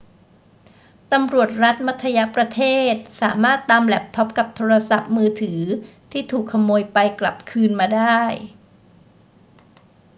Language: Thai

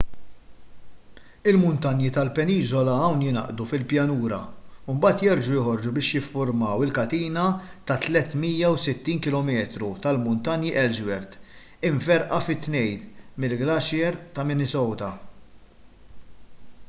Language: Maltese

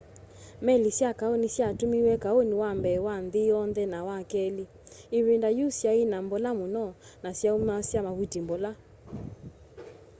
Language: Kamba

